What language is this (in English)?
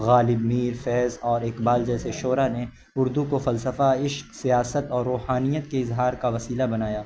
Urdu